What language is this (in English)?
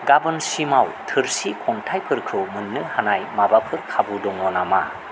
Bodo